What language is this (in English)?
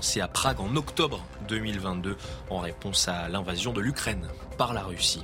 French